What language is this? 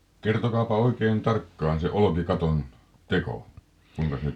Finnish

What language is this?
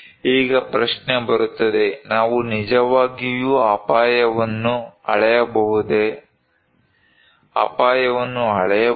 Kannada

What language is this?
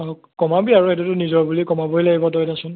Assamese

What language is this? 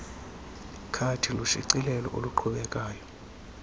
Xhosa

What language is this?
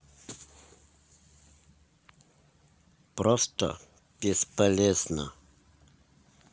Russian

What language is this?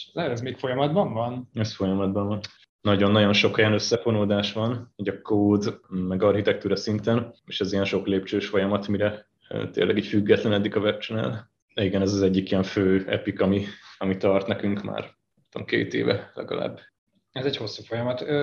Hungarian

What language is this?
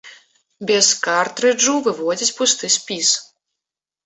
Belarusian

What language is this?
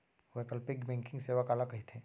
Chhattisgarhi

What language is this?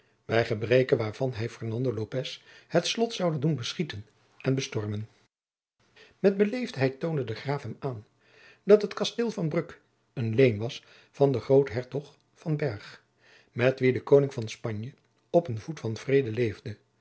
Dutch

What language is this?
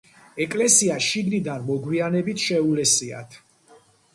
Georgian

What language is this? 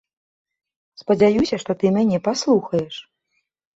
Belarusian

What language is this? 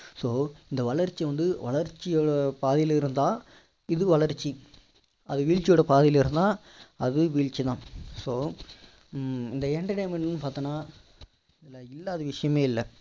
Tamil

